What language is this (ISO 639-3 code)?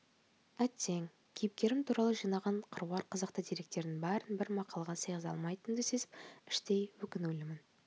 kaz